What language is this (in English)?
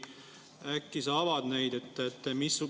Estonian